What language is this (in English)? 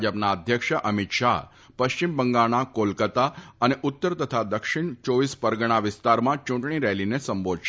Gujarati